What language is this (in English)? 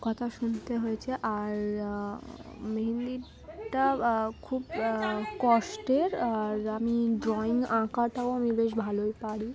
Bangla